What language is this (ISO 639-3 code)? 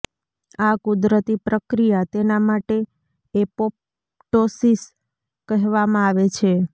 guj